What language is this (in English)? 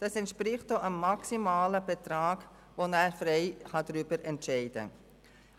Swiss German